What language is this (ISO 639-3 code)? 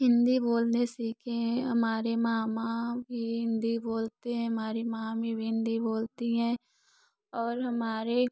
hin